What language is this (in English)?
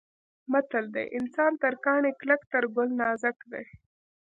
Pashto